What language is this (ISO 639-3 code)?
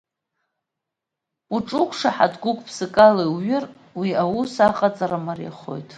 abk